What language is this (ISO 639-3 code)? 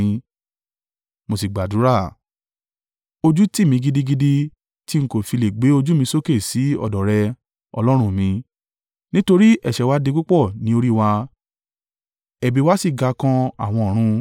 yor